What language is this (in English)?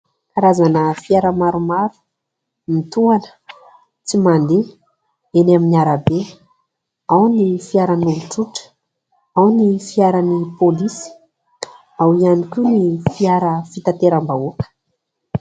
Malagasy